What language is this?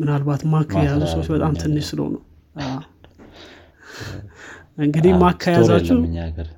Amharic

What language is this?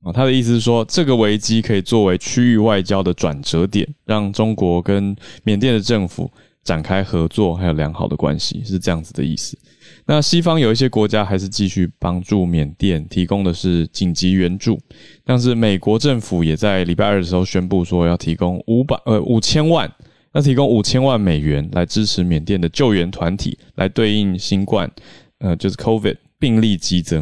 Chinese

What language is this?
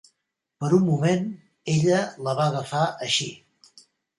Catalan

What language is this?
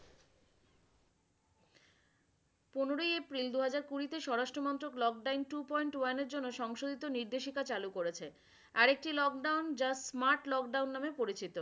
Bangla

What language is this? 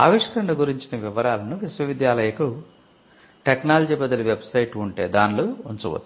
Telugu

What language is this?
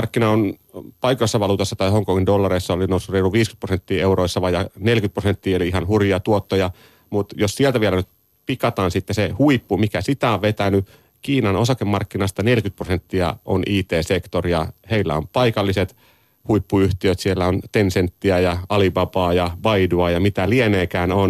Finnish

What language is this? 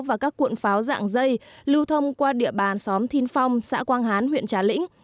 Vietnamese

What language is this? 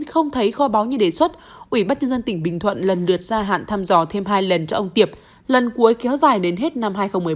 Vietnamese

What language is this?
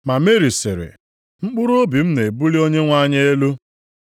Igbo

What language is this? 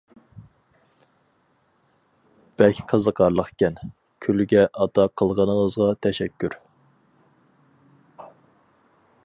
Uyghur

